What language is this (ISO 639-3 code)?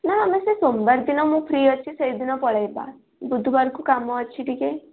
ori